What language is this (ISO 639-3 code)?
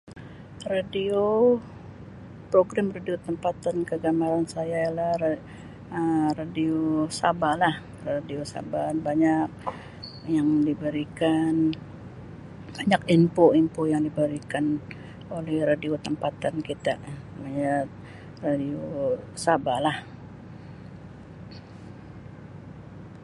msi